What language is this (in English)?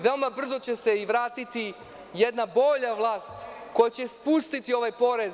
Serbian